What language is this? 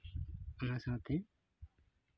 Santali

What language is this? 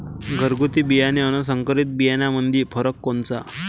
Marathi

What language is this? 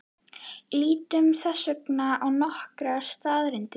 Icelandic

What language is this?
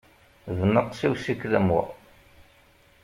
Kabyle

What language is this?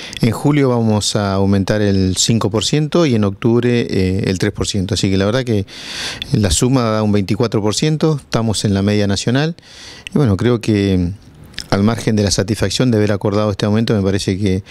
Spanish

